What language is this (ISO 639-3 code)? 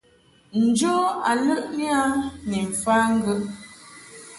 mhk